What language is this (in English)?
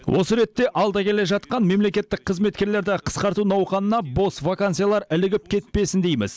Kazakh